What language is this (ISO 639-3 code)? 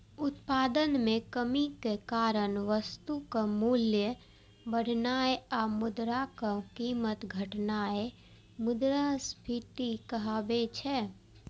mai